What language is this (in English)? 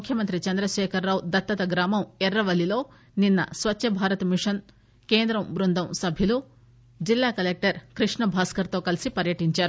Telugu